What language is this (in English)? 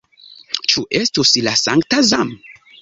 Esperanto